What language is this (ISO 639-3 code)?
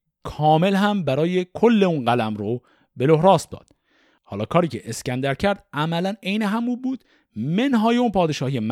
fas